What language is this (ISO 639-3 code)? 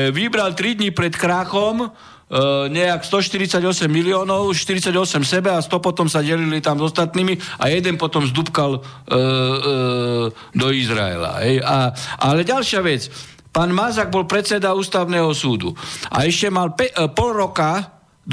slk